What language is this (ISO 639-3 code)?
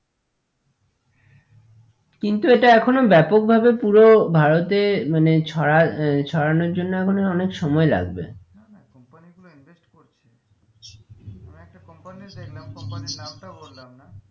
ben